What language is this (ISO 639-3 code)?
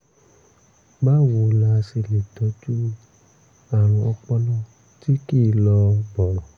yor